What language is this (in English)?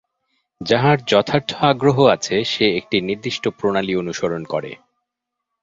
Bangla